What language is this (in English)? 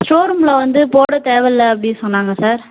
Tamil